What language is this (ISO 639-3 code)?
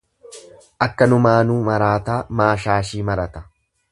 orm